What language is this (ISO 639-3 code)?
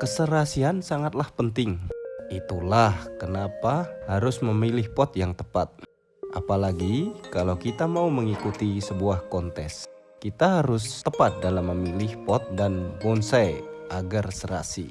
ind